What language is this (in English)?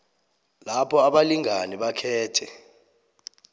South Ndebele